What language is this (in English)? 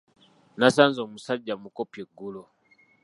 Ganda